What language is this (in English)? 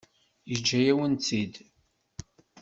Kabyle